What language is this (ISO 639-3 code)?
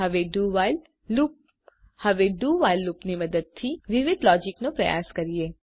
guj